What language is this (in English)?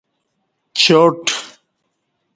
Kati